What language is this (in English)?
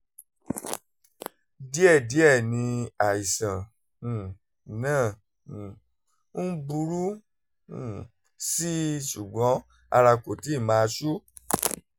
Yoruba